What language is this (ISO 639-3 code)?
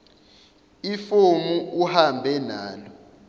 zul